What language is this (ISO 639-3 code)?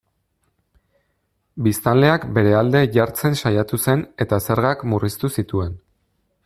eus